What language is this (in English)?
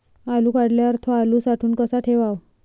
Marathi